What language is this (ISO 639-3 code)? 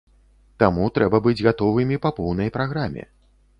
bel